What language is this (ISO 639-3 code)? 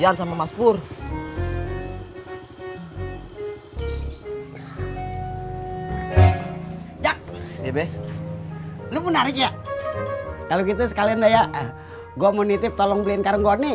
ind